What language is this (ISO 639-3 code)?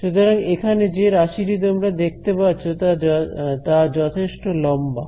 ben